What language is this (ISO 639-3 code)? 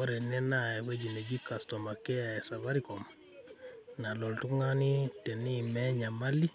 mas